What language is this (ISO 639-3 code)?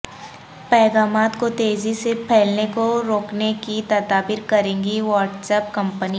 urd